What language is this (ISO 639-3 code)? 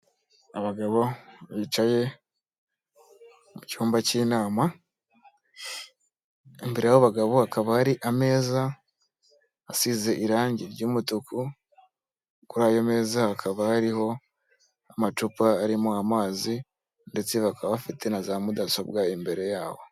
kin